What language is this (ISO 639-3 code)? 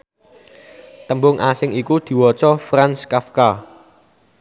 jav